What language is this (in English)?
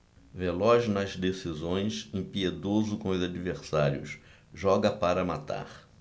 Portuguese